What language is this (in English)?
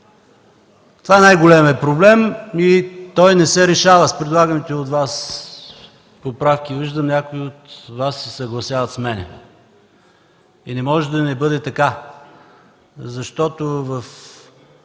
Bulgarian